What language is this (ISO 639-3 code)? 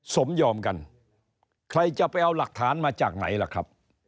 tha